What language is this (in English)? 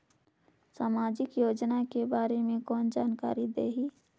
Chhattisgarhi